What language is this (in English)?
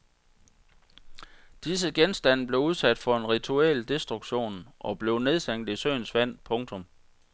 Danish